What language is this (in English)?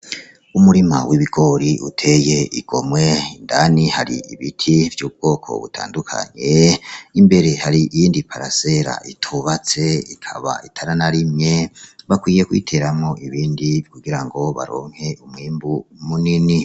Rundi